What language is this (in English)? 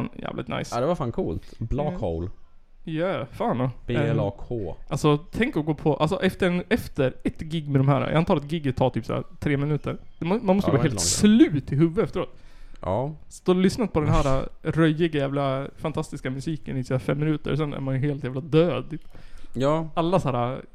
Swedish